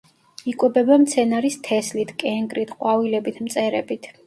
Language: Georgian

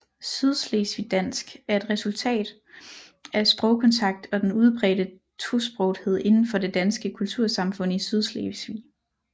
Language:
Danish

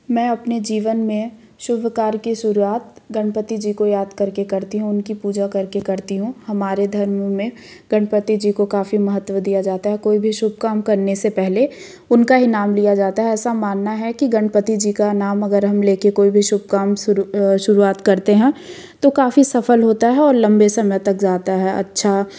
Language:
Hindi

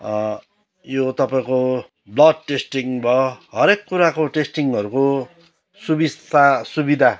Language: Nepali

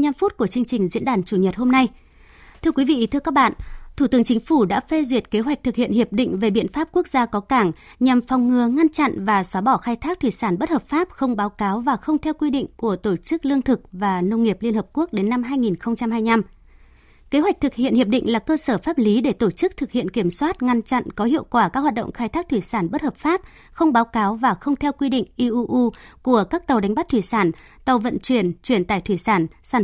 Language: Vietnamese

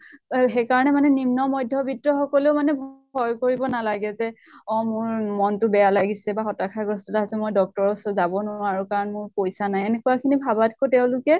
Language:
Assamese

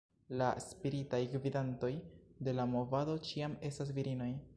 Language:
Esperanto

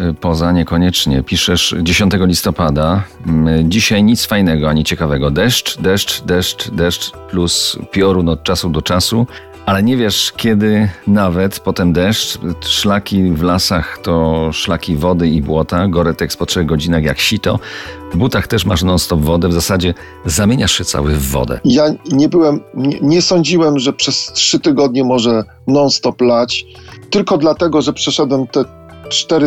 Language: Polish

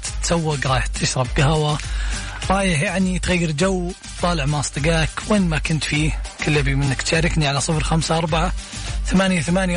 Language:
Arabic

